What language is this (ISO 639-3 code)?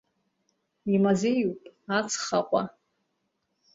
abk